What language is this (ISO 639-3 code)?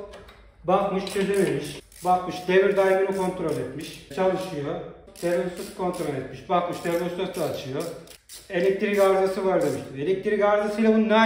tur